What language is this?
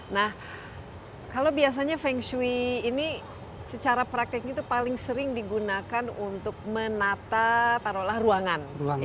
Indonesian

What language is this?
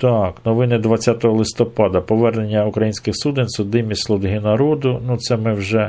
Ukrainian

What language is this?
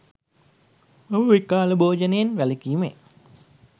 Sinhala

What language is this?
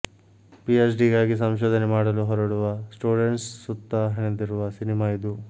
Kannada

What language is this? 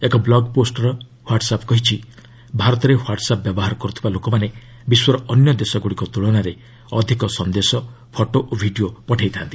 Odia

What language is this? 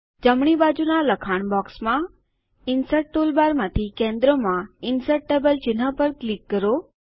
Gujarati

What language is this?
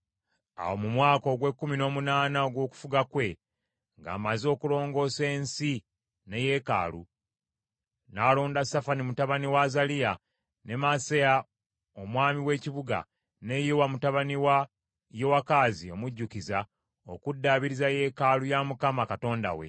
Ganda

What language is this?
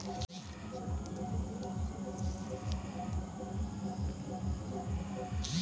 Bhojpuri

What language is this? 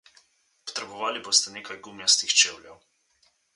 Slovenian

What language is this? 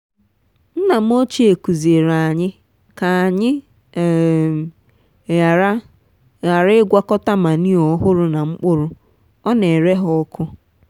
Igbo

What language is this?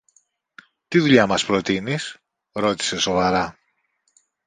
Greek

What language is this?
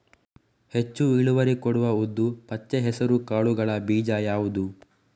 Kannada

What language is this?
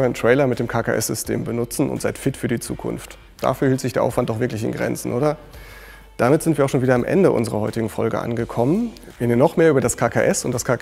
German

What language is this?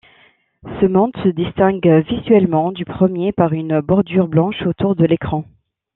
French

